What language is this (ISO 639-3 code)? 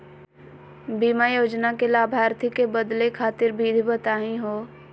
mag